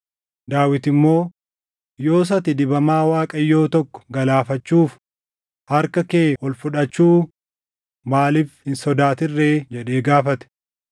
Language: Oromo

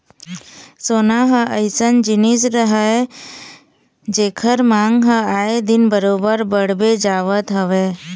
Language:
Chhattisgarhi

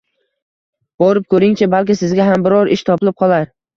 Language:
Uzbek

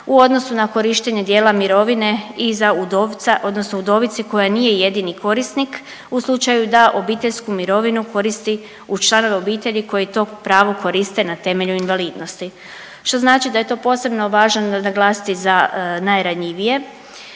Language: Croatian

